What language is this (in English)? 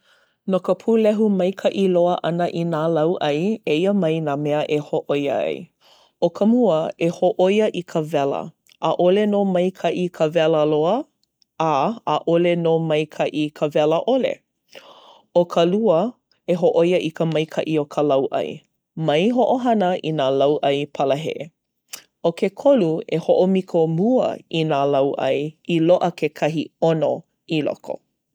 Hawaiian